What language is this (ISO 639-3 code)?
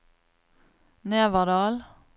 nor